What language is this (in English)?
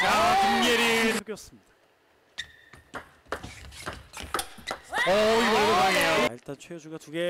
Korean